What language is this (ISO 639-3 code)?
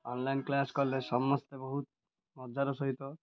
ori